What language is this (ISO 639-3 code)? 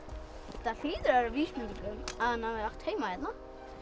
isl